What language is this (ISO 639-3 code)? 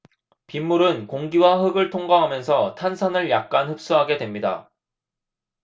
kor